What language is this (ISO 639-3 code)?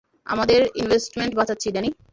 ben